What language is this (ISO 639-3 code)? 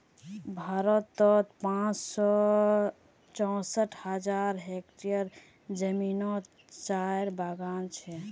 mag